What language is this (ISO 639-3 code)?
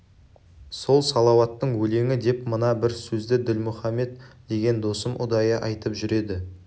kaz